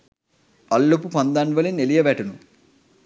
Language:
Sinhala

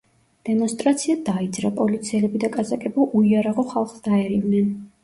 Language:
Georgian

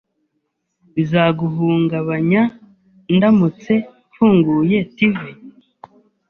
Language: Kinyarwanda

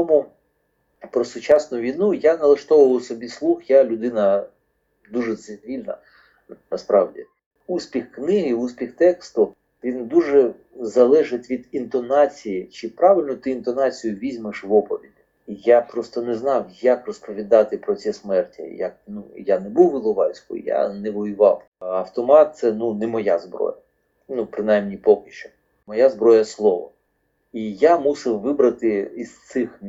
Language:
Ukrainian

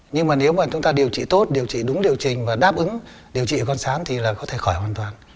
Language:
Vietnamese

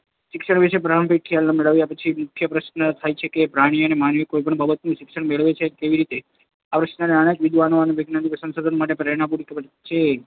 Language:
Gujarati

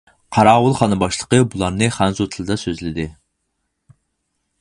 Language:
Uyghur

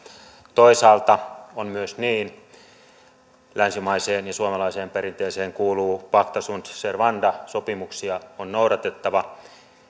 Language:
Finnish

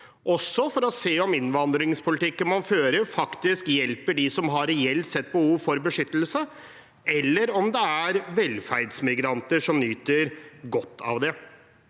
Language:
Norwegian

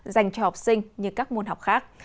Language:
Vietnamese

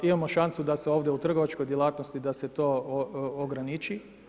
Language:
Croatian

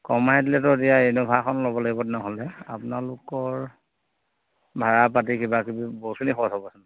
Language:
Assamese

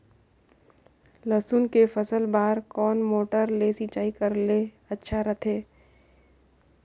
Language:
Chhattisgarhi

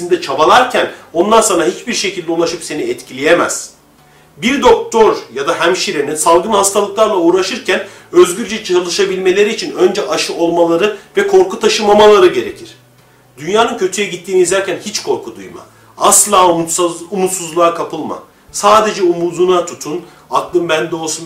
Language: Turkish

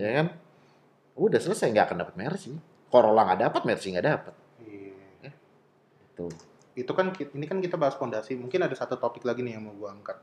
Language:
Indonesian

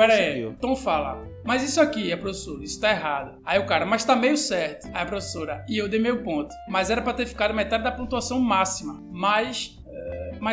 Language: Portuguese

